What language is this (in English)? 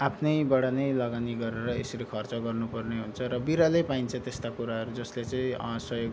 Nepali